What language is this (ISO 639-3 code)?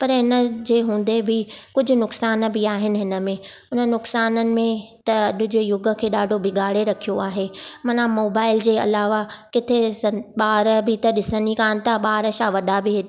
snd